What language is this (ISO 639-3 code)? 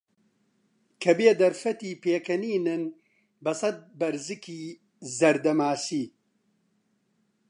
ckb